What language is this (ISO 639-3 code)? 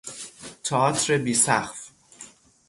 fas